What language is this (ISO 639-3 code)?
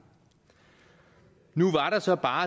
dan